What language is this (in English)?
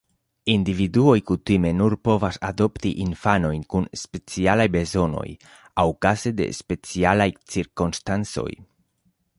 Esperanto